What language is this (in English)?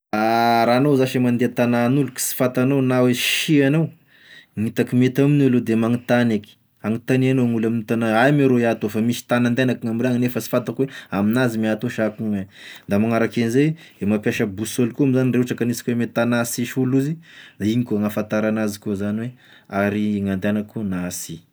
Tesaka Malagasy